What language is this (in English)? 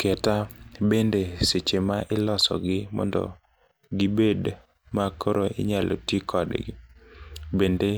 Luo (Kenya and Tanzania)